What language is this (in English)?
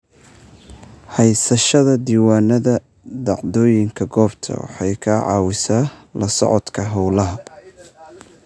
Somali